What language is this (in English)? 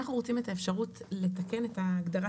Hebrew